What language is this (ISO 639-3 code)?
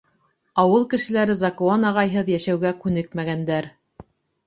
bak